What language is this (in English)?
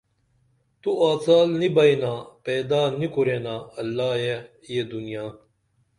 Dameli